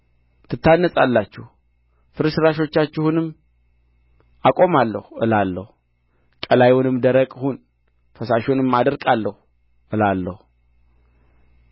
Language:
Amharic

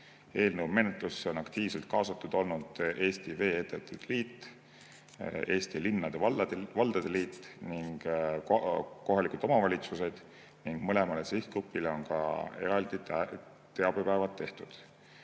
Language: Estonian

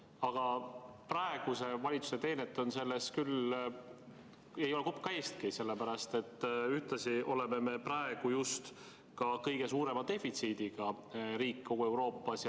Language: Estonian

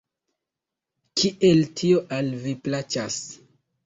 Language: Esperanto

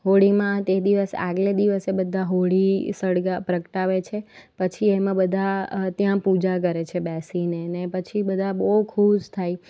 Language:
Gujarati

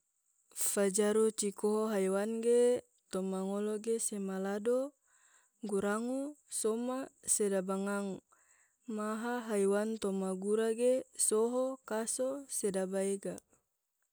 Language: Tidore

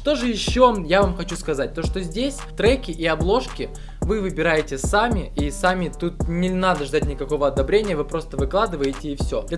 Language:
Russian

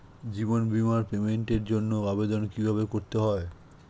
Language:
Bangla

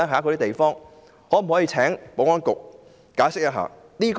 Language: Cantonese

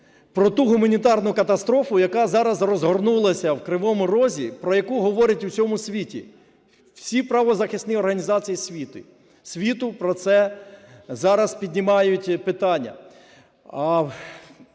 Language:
Ukrainian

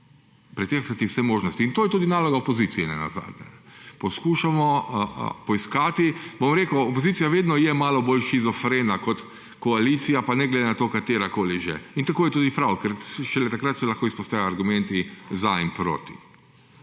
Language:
Slovenian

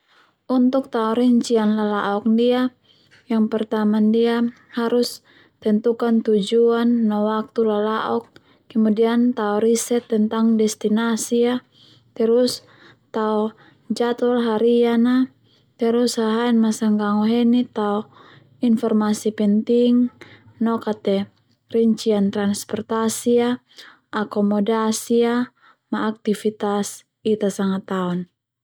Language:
Termanu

